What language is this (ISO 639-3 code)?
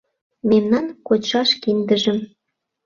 chm